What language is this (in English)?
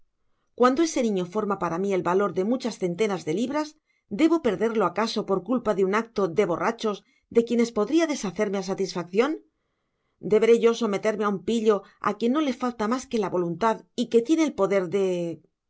Spanish